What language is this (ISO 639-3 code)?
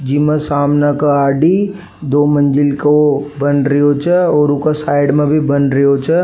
raj